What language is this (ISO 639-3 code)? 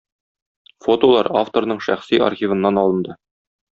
tat